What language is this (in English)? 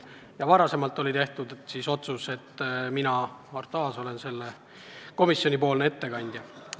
Estonian